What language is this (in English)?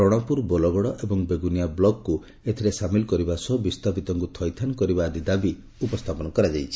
Odia